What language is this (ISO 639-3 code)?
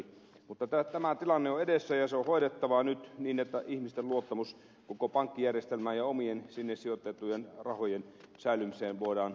fin